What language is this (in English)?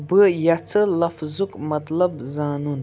Kashmiri